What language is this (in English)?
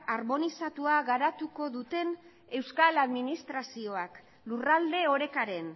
Basque